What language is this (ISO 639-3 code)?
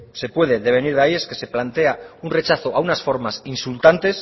spa